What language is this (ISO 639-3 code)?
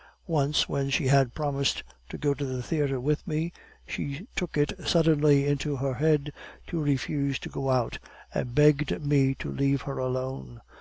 eng